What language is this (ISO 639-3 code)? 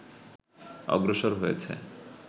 ben